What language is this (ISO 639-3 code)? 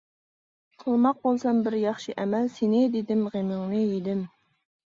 uig